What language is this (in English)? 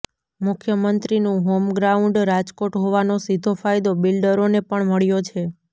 Gujarati